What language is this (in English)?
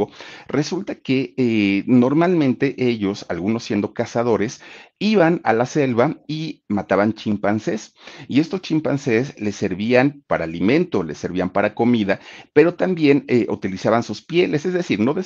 Spanish